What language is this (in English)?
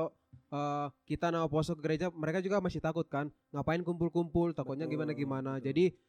Indonesian